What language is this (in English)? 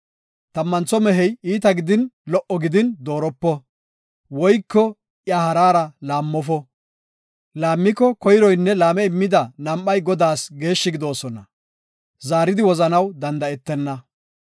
Gofa